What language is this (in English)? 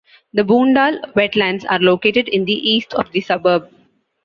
English